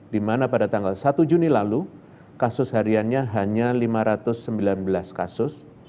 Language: Indonesian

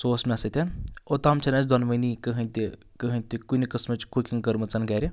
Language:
Kashmiri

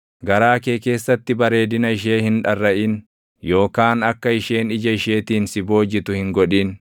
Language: Oromo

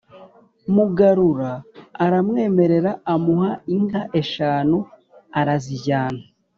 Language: Kinyarwanda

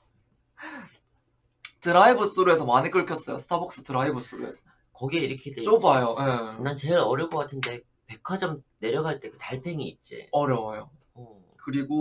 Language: Korean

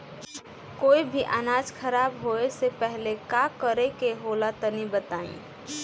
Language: Bhojpuri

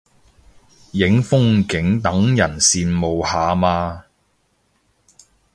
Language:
Cantonese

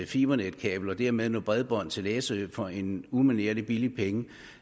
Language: Danish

